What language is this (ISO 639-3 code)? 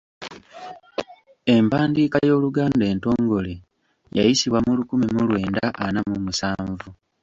lug